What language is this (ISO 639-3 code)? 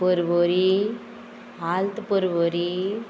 kok